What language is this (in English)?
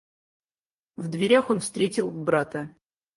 Russian